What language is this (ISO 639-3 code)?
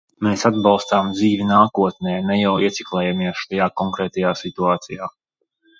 lav